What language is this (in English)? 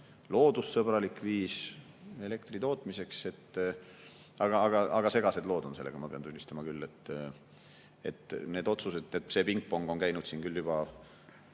Estonian